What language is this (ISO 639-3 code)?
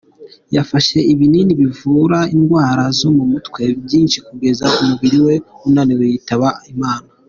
kin